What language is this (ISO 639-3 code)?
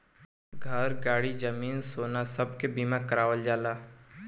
bho